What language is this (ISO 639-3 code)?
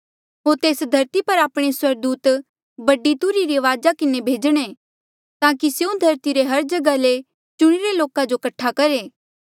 mjl